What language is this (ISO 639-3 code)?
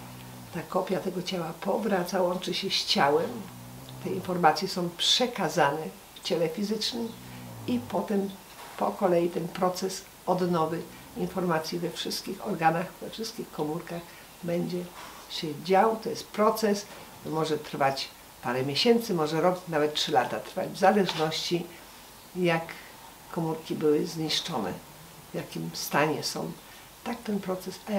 pol